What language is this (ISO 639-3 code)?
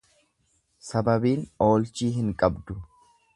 orm